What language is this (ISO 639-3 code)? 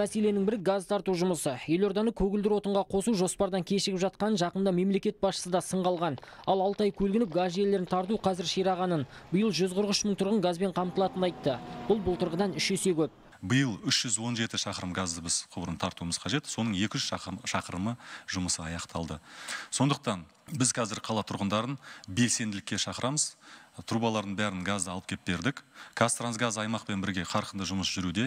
rus